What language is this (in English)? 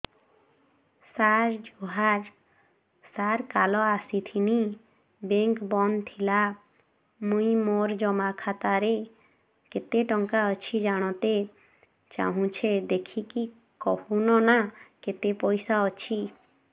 Odia